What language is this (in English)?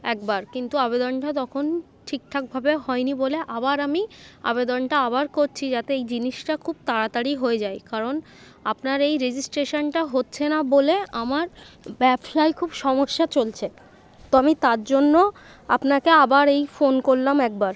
Bangla